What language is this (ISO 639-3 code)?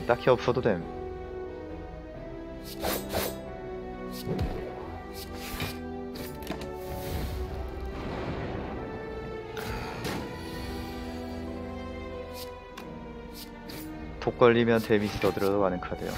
kor